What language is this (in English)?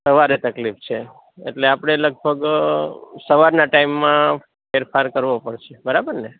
Gujarati